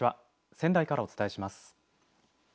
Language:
Japanese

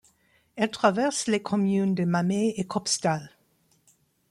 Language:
French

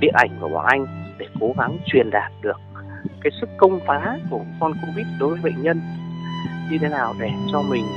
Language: Vietnamese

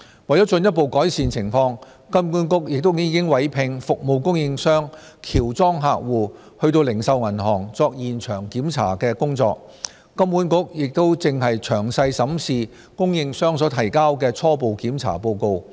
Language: Cantonese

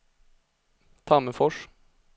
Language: Swedish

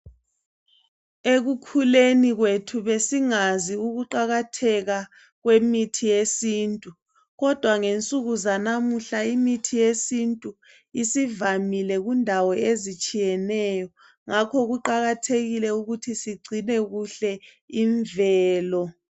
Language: North Ndebele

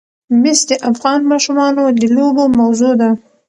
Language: Pashto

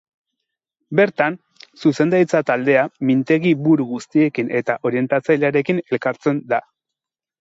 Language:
Basque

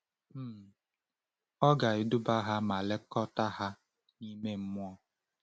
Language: Igbo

